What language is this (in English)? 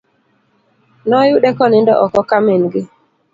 Luo (Kenya and Tanzania)